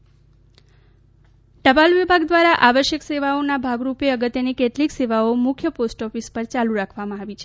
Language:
Gujarati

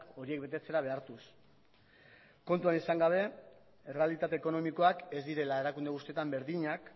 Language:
Basque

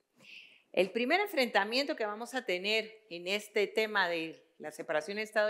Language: Spanish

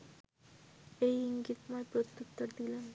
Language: Bangla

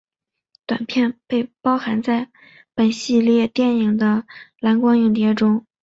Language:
Chinese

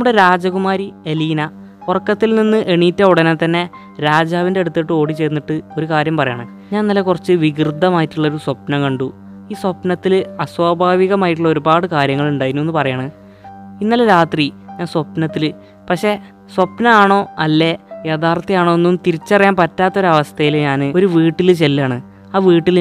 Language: Malayalam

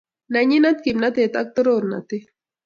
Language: Kalenjin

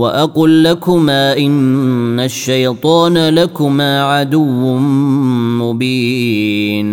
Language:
Arabic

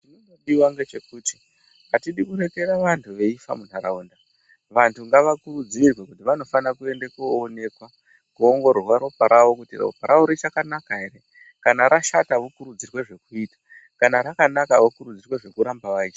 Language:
Ndau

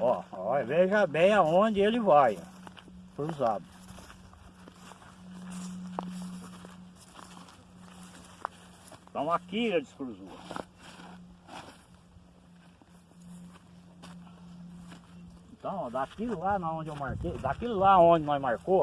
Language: Portuguese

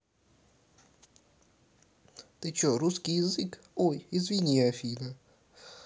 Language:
Russian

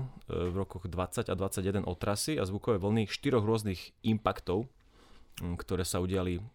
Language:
Slovak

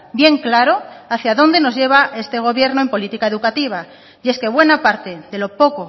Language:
Spanish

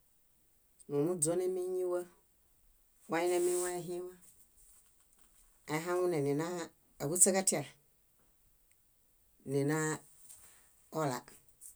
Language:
Bayot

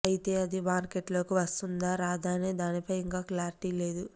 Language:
Telugu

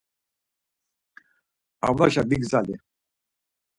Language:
Laz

